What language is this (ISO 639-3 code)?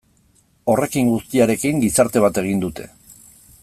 eus